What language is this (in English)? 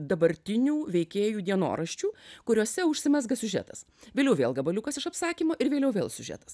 Lithuanian